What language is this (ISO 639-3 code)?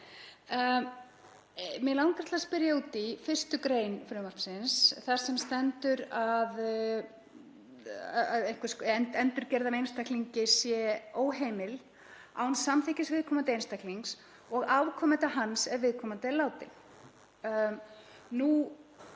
isl